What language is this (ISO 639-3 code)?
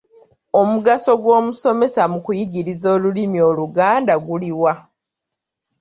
lug